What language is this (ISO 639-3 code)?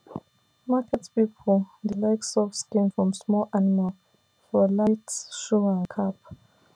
pcm